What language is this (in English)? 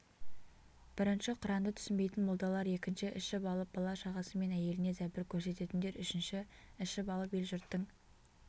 Kazakh